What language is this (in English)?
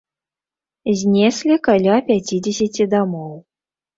Belarusian